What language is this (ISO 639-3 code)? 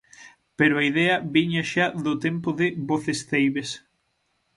glg